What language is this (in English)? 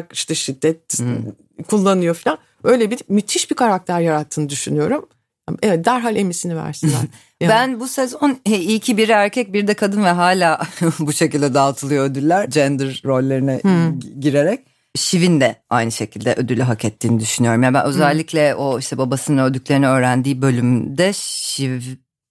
Turkish